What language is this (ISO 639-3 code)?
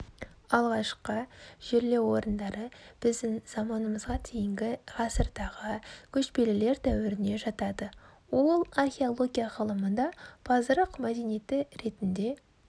kaz